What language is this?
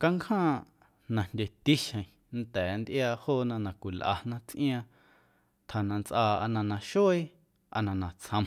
Guerrero Amuzgo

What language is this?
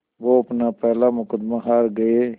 Hindi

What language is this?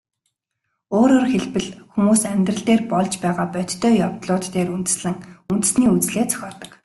Mongolian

